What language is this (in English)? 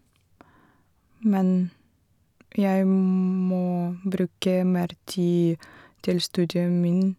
Norwegian